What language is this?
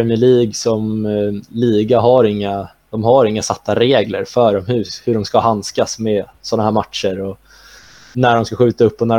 Swedish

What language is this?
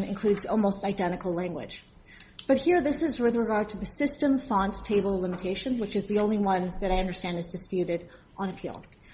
English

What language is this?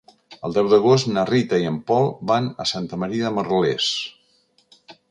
Catalan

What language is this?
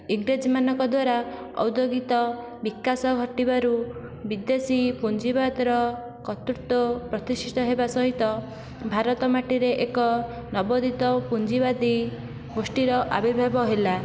Odia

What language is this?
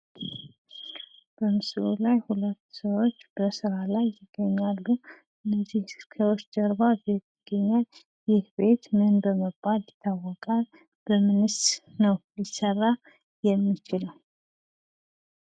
Amharic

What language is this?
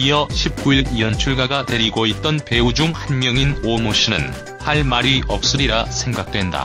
Korean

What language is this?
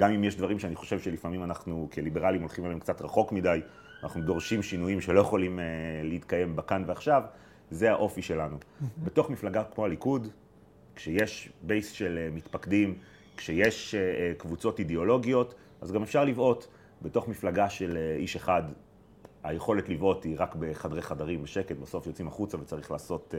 Hebrew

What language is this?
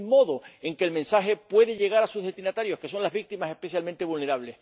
Spanish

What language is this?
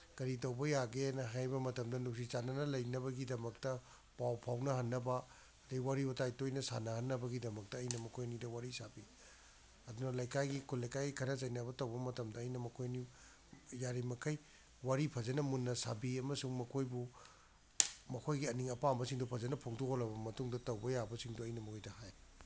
Manipuri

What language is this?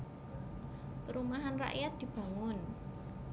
Javanese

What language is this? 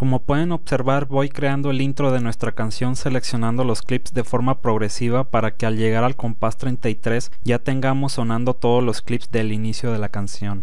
Spanish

